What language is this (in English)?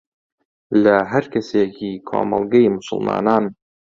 Central Kurdish